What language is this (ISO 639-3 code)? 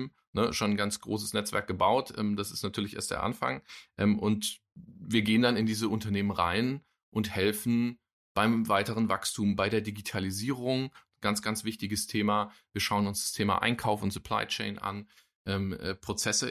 deu